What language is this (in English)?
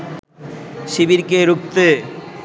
Bangla